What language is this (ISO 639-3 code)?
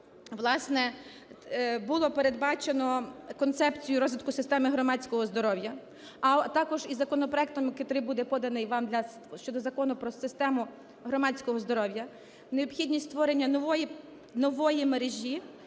ukr